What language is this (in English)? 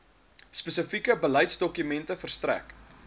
Afrikaans